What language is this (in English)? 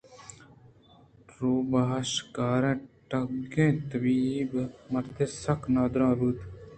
Eastern Balochi